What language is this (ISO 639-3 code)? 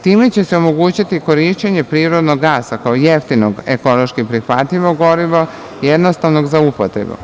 srp